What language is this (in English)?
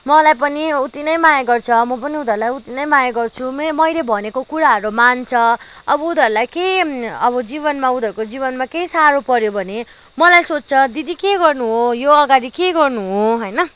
Nepali